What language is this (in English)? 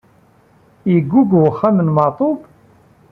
Kabyle